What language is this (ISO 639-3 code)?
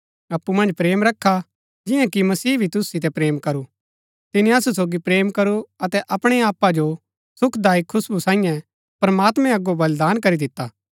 gbk